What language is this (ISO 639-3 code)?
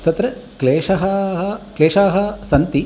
san